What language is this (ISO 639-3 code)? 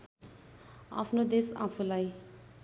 nep